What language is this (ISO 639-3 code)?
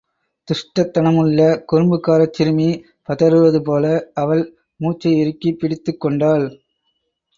tam